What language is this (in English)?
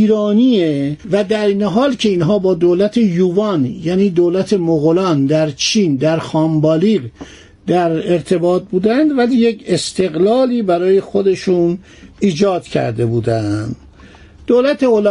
Persian